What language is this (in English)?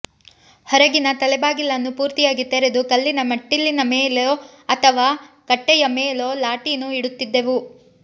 Kannada